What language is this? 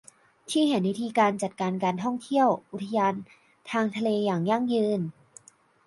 Thai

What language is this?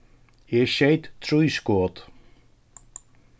Faroese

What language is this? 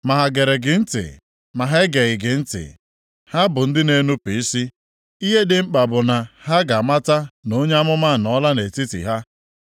Igbo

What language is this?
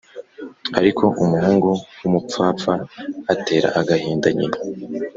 Kinyarwanda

